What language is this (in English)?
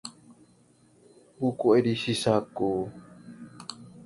Indonesian